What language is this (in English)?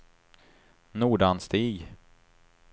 Swedish